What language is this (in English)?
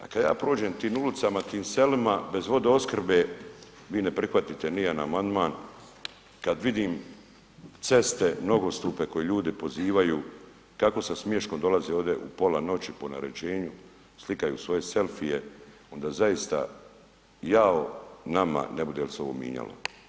Croatian